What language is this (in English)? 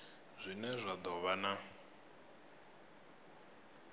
Venda